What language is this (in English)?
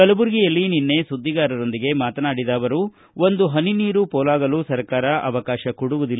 Kannada